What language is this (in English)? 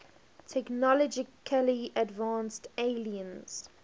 English